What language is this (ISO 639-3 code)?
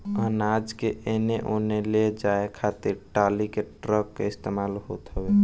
bho